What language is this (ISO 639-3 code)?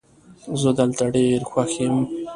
pus